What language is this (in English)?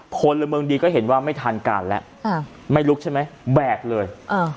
Thai